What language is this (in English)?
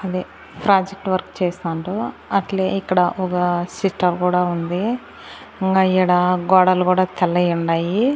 Telugu